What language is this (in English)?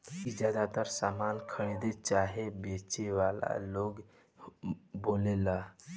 Bhojpuri